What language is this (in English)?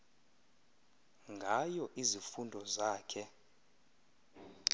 Xhosa